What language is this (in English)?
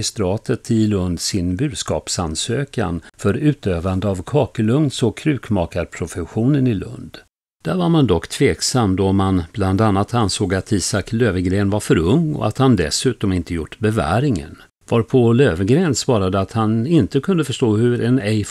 Swedish